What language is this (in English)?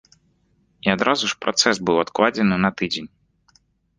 Belarusian